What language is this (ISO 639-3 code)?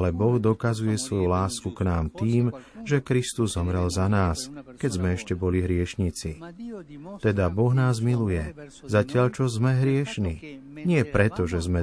slk